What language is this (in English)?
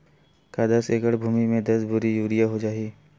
Chhattisgarhi